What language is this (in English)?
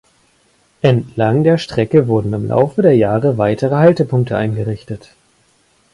German